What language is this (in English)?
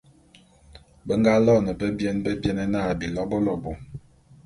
Bulu